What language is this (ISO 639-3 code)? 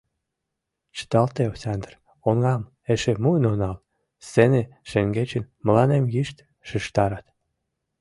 chm